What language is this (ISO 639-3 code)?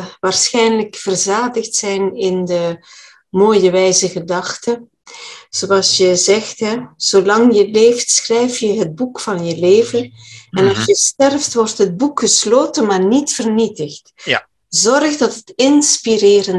nld